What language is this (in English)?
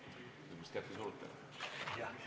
Estonian